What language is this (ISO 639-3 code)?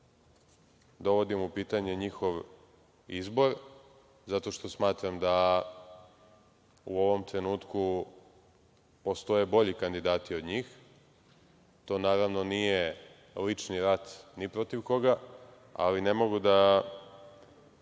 srp